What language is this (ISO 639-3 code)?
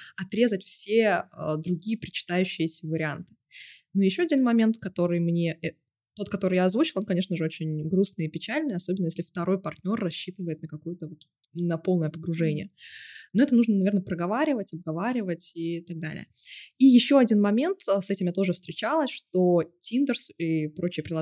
rus